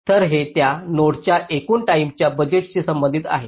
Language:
Marathi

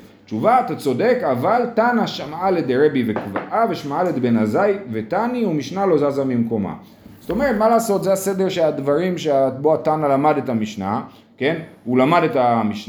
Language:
Hebrew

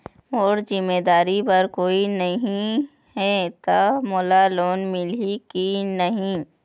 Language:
Chhattisgarhi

